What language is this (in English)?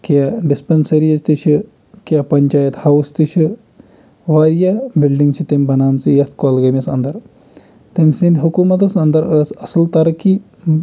Kashmiri